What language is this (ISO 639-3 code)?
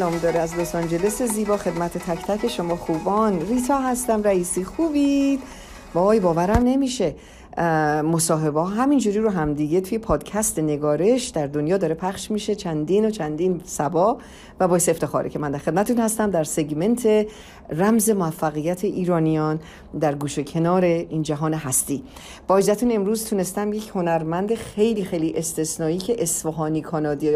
fas